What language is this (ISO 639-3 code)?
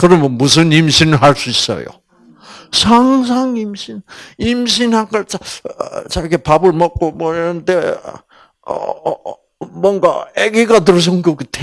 kor